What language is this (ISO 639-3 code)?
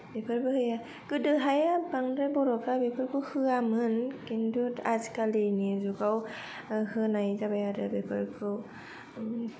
brx